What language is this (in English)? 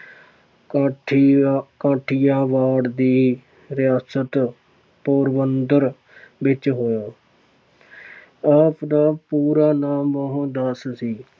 Punjabi